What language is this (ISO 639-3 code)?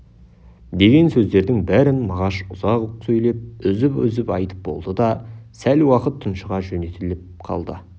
kaz